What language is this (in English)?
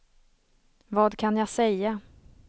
Swedish